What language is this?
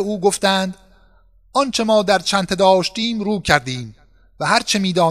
Persian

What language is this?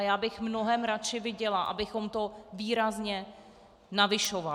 Czech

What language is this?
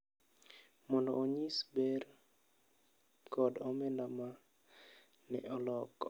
Luo (Kenya and Tanzania)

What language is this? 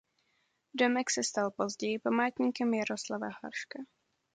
Czech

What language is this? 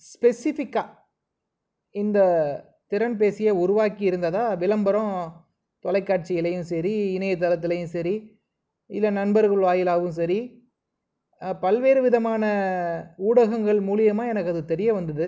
Tamil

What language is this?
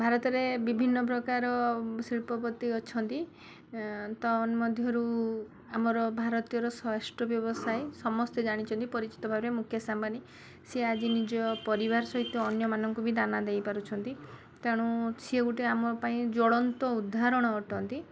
Odia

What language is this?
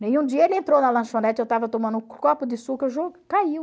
Portuguese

